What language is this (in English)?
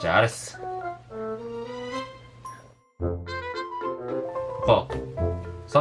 Dutch